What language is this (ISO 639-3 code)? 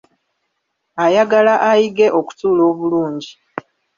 lug